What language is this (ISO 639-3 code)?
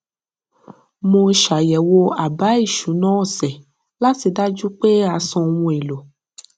yor